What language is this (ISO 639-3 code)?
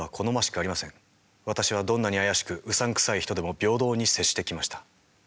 jpn